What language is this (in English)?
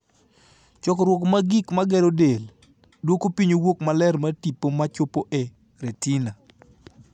Luo (Kenya and Tanzania)